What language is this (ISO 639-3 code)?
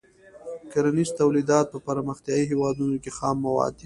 pus